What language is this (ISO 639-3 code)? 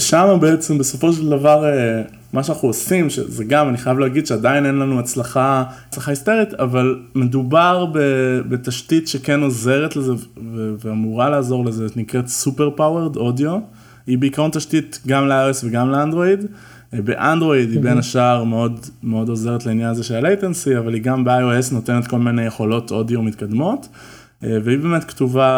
heb